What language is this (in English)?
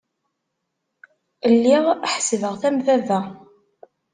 Kabyle